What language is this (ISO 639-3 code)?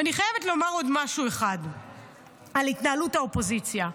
heb